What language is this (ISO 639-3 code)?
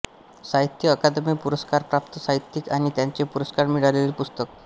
mar